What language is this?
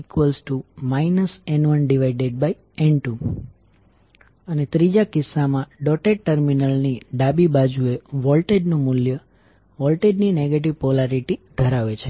Gujarati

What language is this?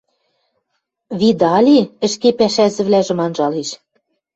Western Mari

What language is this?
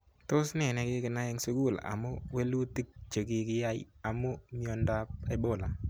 Kalenjin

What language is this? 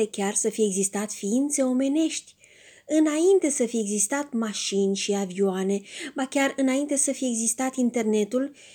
Romanian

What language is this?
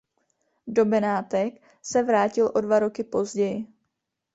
Czech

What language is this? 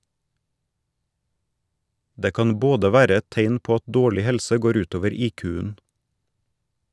Norwegian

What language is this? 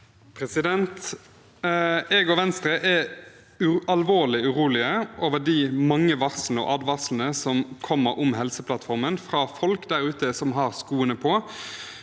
Norwegian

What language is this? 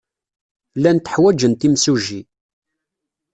Kabyle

